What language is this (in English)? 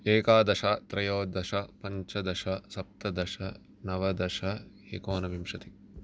Sanskrit